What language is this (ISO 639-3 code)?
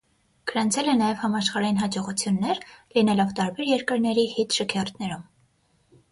hye